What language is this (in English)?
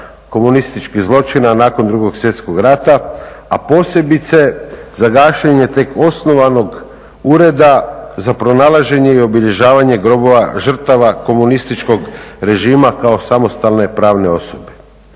Croatian